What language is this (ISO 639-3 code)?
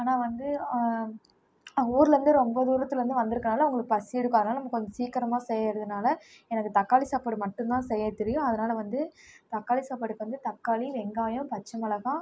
tam